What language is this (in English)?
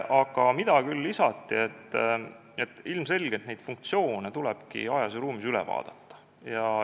Estonian